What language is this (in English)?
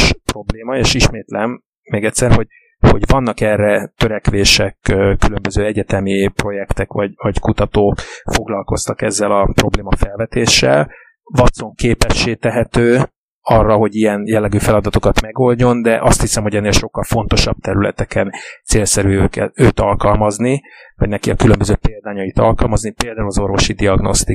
Hungarian